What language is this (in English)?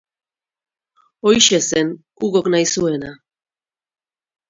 Basque